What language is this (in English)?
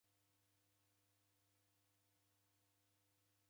Taita